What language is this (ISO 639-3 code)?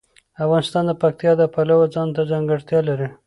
pus